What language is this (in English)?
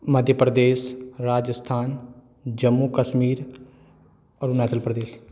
Maithili